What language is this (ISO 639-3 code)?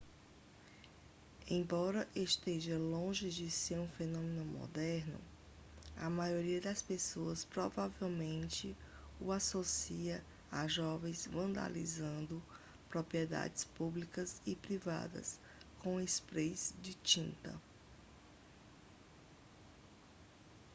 por